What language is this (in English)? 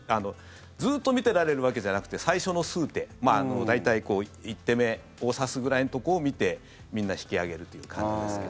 Japanese